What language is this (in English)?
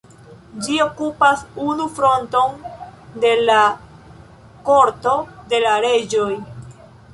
Esperanto